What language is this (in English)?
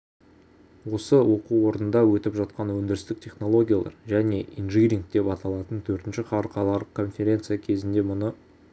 Kazakh